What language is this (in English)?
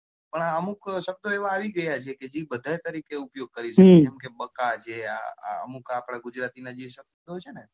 Gujarati